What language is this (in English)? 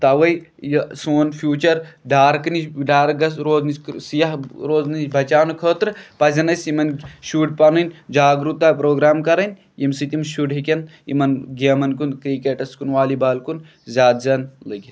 Kashmiri